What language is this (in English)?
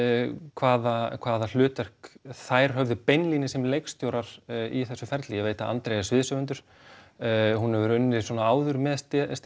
Icelandic